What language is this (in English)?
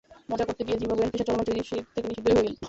Bangla